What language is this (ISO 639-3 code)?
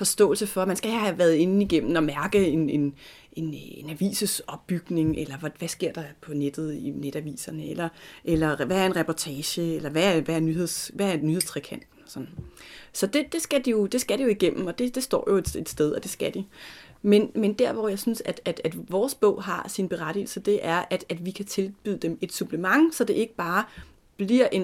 dan